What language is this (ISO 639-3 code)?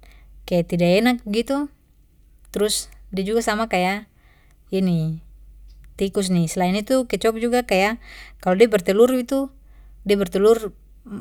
pmy